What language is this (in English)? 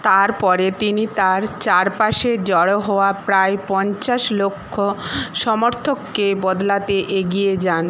Bangla